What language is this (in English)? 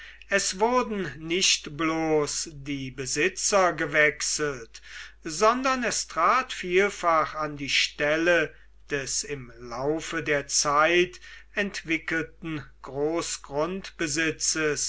German